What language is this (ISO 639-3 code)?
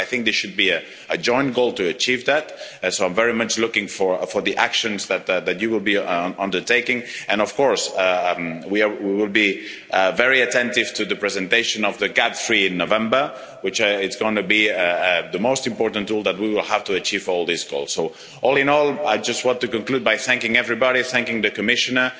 eng